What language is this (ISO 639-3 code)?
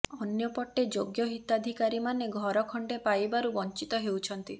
ori